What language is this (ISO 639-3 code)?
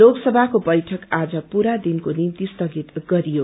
nep